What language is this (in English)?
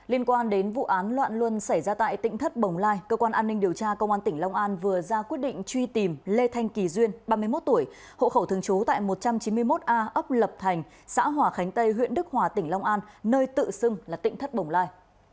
Vietnamese